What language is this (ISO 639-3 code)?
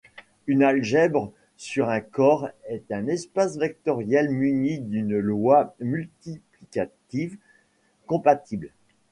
fra